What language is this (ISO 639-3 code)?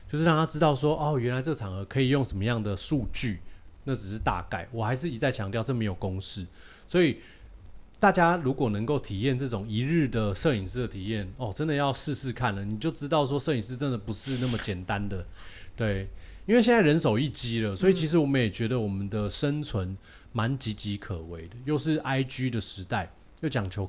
zho